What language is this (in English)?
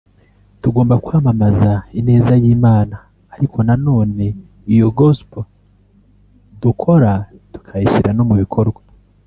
Kinyarwanda